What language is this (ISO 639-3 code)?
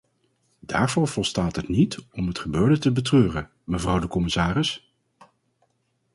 nld